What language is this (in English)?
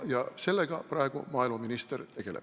Estonian